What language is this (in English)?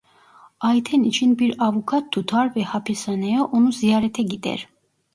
Turkish